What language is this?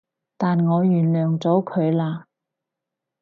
Cantonese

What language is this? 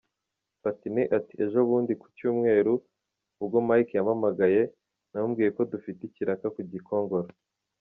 Kinyarwanda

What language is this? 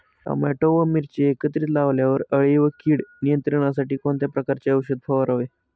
Marathi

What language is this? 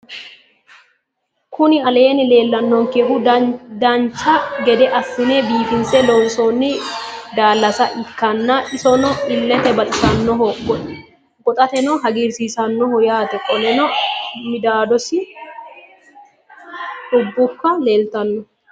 Sidamo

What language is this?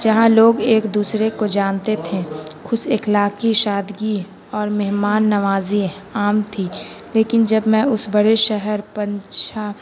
Urdu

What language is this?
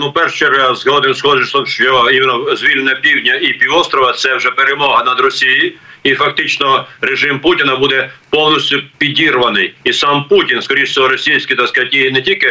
Ukrainian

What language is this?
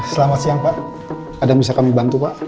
Indonesian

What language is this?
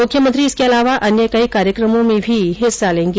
Hindi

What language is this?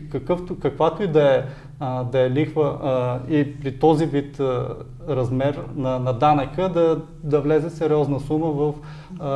Bulgarian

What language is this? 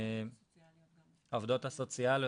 Hebrew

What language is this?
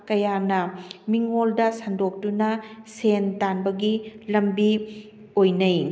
Manipuri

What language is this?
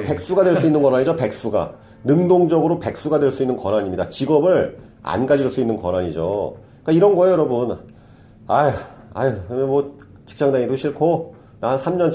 Korean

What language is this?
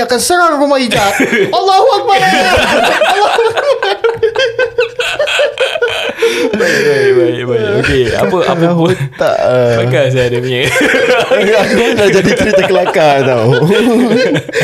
Malay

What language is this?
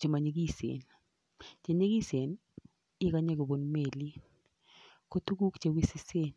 Kalenjin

